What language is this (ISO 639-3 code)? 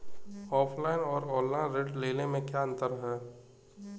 hin